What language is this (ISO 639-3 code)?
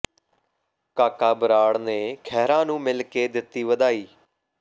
pan